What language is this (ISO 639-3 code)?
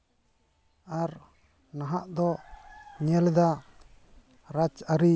sat